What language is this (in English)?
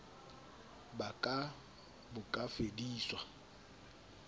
Southern Sotho